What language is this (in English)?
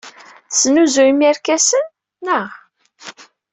Kabyle